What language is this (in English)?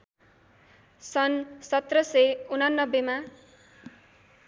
Nepali